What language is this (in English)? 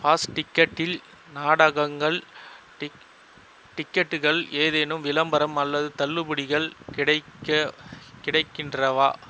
Tamil